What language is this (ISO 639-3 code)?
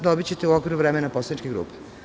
srp